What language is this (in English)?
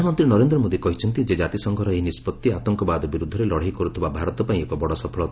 Odia